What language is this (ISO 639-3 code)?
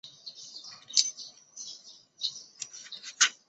zho